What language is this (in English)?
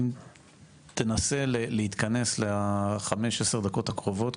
Hebrew